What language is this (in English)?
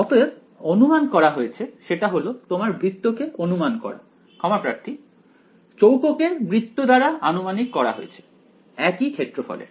Bangla